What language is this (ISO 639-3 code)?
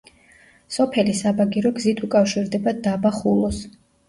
kat